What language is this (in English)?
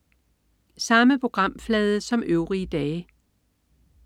Danish